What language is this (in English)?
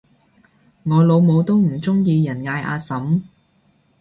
Cantonese